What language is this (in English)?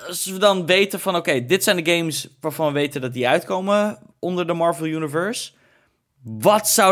Dutch